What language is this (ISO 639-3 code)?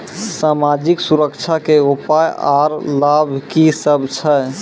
mai